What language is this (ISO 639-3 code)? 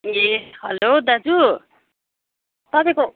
nep